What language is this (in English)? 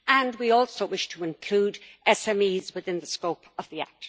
English